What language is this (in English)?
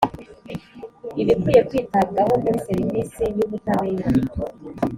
Kinyarwanda